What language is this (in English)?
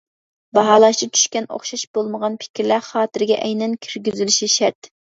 Uyghur